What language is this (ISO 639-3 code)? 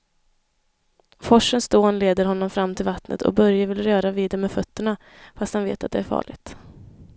swe